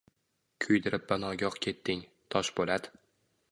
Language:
Uzbek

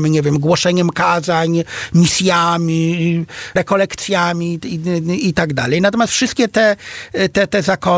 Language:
Polish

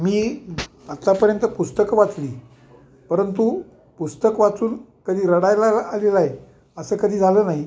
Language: Marathi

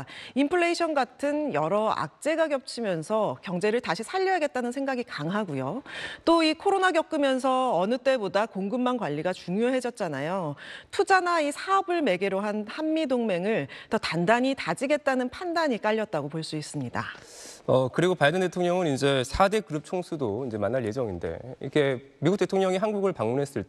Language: Korean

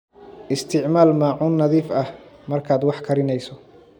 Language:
Somali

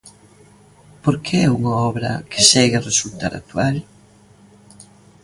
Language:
Galician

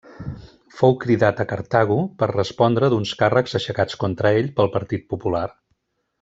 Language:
Catalan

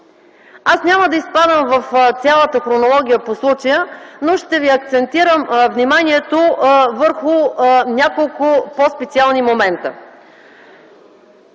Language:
Bulgarian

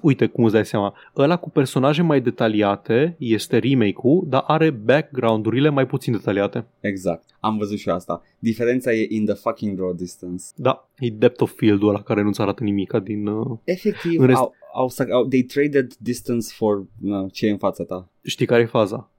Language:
Romanian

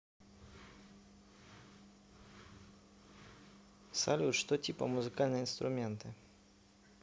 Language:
Russian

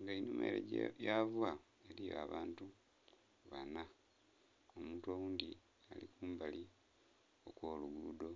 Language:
Soga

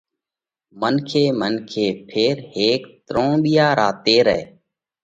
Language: Parkari Koli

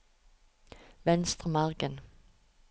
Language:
Norwegian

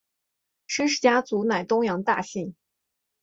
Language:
Chinese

